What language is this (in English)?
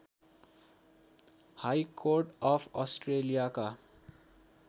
Nepali